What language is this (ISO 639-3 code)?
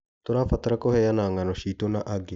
kik